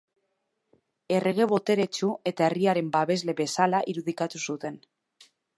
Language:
Basque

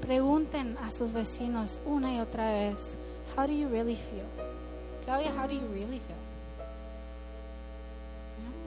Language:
Spanish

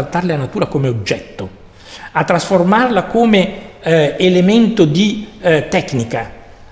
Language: Italian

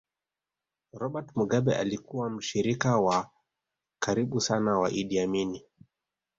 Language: Swahili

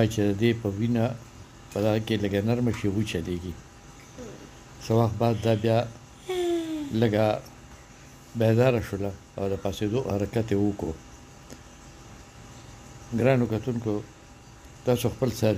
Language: Romanian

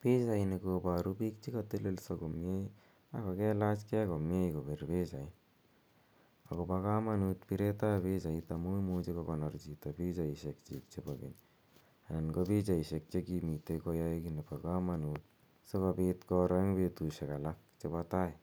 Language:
Kalenjin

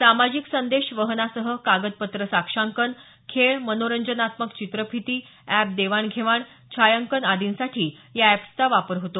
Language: Marathi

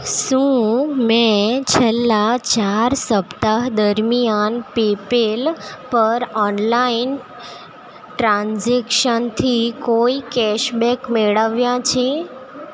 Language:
Gujarati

